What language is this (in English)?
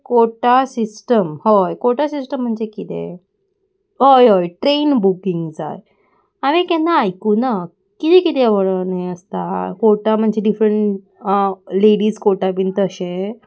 Konkani